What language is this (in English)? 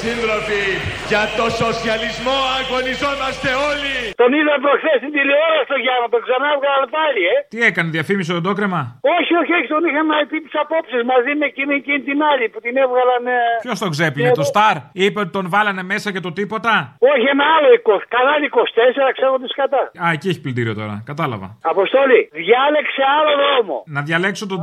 Greek